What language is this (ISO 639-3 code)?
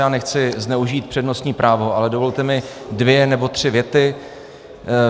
ces